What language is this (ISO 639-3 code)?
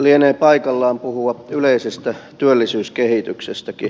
fin